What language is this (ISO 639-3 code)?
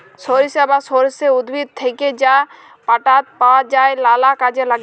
ben